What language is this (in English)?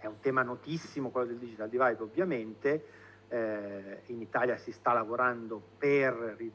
Italian